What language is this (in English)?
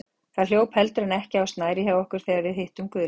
Icelandic